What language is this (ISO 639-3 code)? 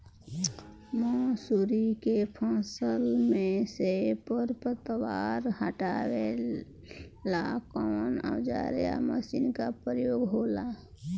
bho